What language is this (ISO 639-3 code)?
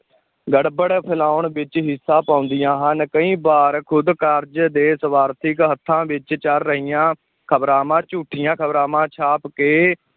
pan